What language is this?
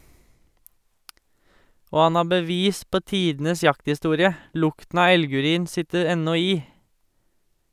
Norwegian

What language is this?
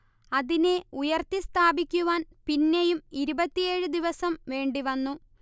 Malayalam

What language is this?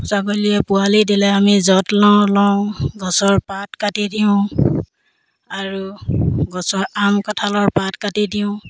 Assamese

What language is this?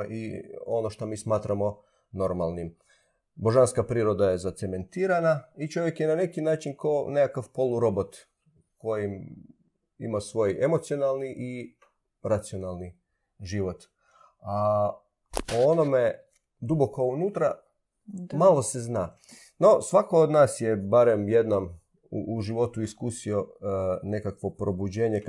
Croatian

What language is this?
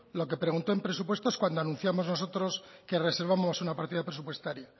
Spanish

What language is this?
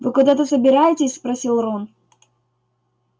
Russian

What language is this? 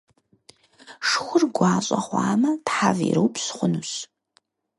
Kabardian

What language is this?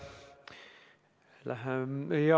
Estonian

